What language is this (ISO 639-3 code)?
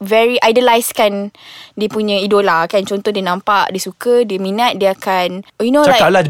msa